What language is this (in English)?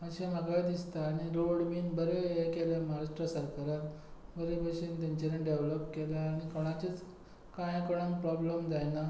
Konkani